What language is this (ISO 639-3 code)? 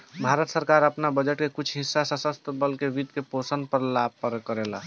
bho